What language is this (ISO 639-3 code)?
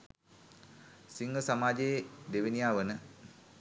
sin